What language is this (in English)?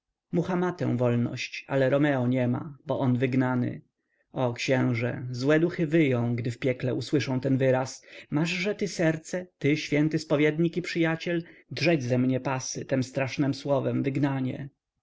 Polish